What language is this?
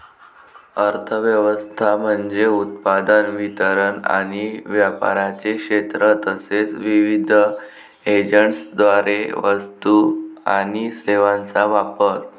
Marathi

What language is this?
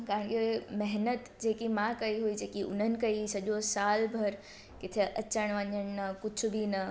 Sindhi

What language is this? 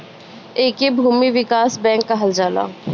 Bhojpuri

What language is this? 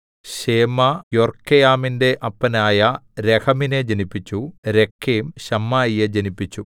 Malayalam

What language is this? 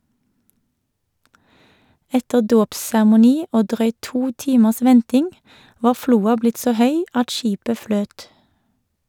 Norwegian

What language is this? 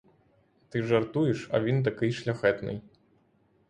Ukrainian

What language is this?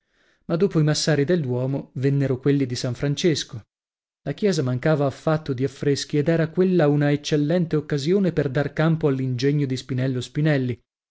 Italian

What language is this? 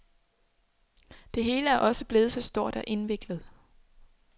Danish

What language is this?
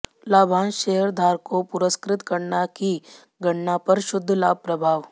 Hindi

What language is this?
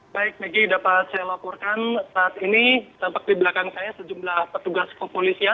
Indonesian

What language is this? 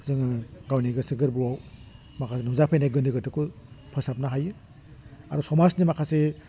Bodo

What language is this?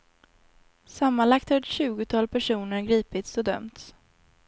Swedish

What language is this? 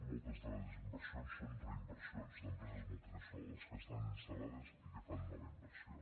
Catalan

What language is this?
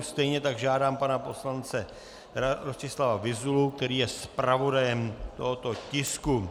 Czech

